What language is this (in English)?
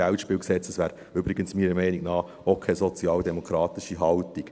Swiss German